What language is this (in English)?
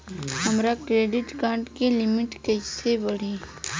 Bhojpuri